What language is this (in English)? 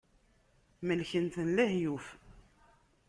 Kabyle